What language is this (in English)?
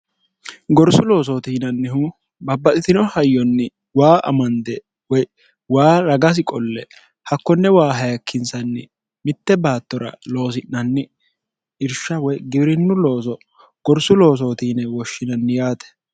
Sidamo